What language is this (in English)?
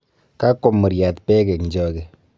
Kalenjin